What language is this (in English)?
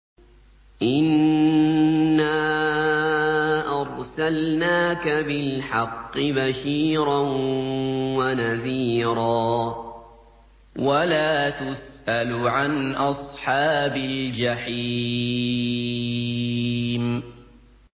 Arabic